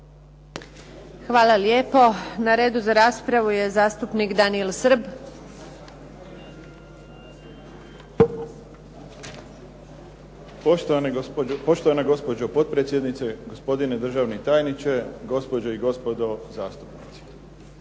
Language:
Croatian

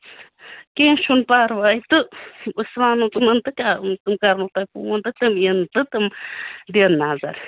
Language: Kashmiri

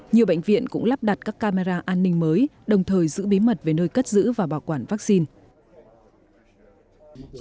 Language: Vietnamese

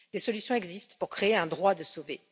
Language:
French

